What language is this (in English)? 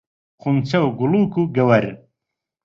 Central Kurdish